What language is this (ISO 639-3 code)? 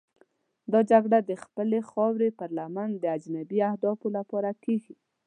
pus